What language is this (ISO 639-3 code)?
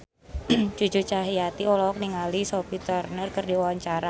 sun